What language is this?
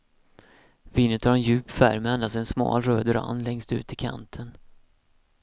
Swedish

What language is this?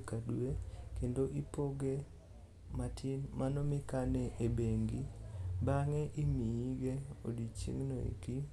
Luo (Kenya and Tanzania)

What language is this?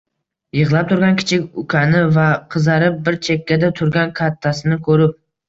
Uzbek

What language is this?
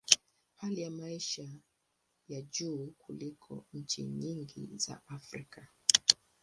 Swahili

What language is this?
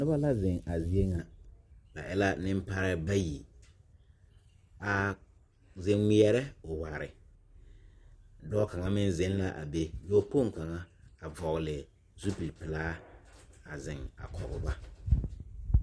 Southern Dagaare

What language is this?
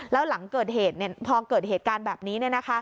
Thai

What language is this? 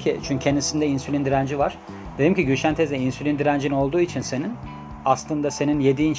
Turkish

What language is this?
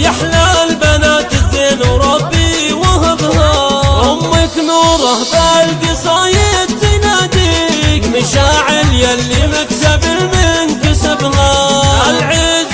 Arabic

